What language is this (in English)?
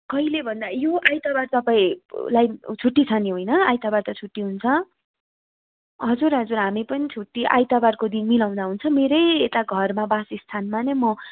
Nepali